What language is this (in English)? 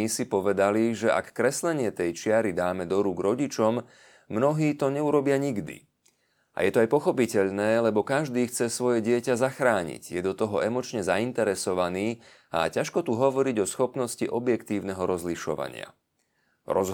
Slovak